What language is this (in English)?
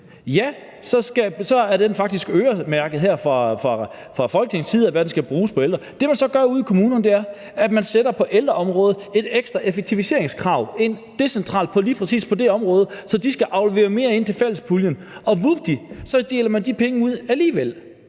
Danish